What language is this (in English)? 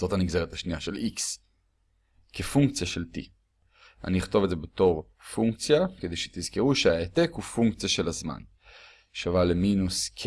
Hebrew